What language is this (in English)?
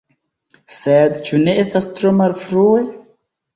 Esperanto